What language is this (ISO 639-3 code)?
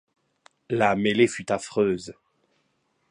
fra